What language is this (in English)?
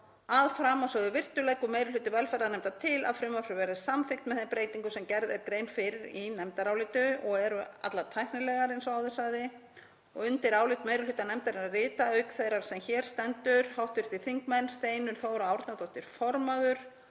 Icelandic